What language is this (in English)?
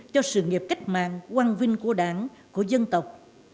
Vietnamese